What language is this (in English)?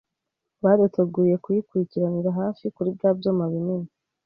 Kinyarwanda